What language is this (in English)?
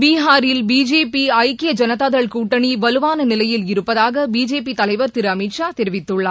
Tamil